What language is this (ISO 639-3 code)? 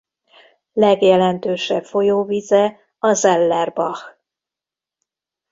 hun